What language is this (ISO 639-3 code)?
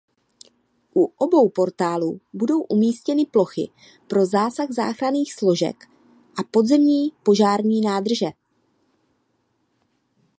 ces